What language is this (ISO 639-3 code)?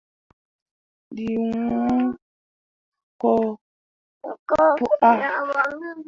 mua